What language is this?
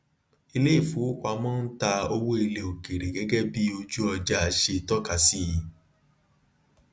Yoruba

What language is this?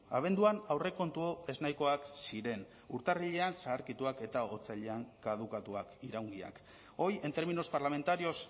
Basque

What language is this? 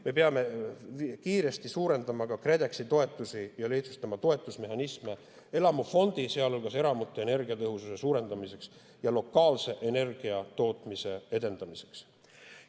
Estonian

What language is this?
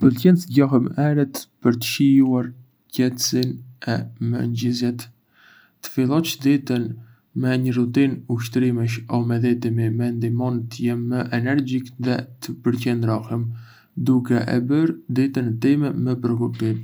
Arbëreshë Albanian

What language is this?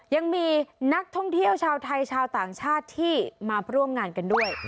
Thai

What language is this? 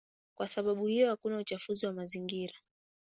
Swahili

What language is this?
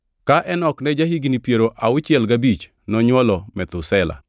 Luo (Kenya and Tanzania)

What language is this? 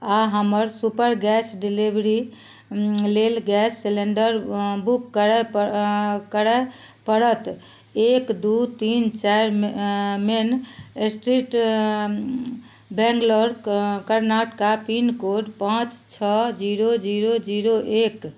Maithili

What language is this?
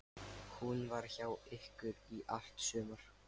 Icelandic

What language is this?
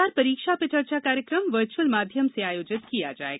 Hindi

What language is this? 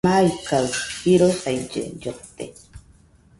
Nüpode Huitoto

